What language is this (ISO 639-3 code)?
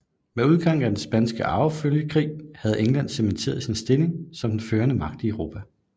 dan